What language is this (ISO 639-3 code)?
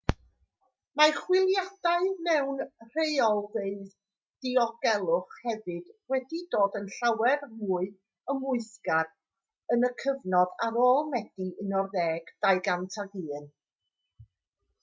cym